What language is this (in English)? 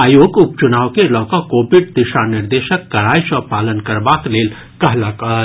Maithili